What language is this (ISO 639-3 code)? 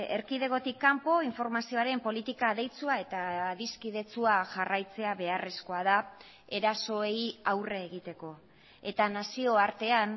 eus